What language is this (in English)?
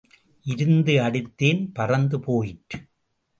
Tamil